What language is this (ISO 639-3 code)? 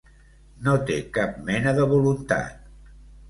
cat